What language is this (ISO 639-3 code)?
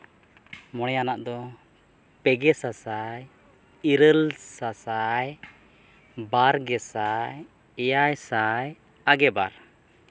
sat